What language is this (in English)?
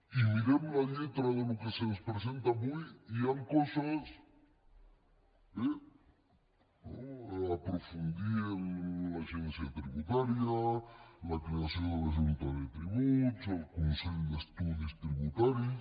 Catalan